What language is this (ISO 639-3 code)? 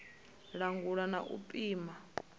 ven